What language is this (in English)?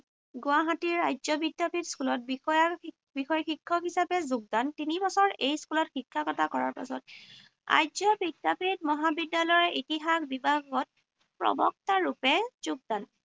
Assamese